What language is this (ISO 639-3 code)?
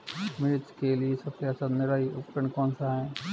hin